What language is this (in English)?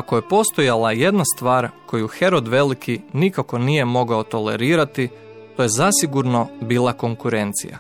Croatian